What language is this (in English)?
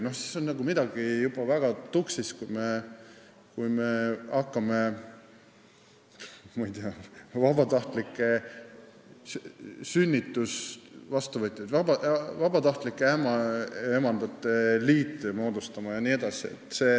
Estonian